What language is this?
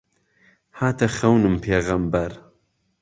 Central Kurdish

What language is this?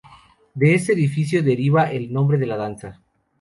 Spanish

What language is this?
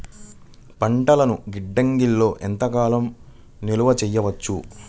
Telugu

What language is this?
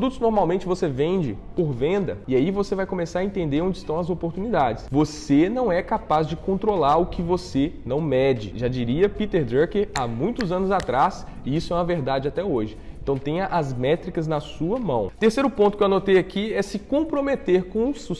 Portuguese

